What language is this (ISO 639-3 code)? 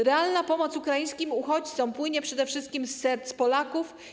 pol